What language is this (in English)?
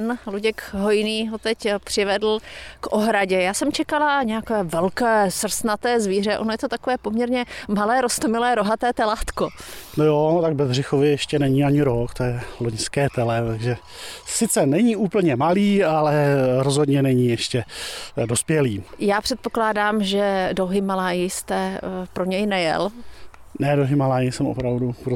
Czech